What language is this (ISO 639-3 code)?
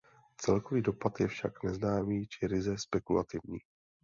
ces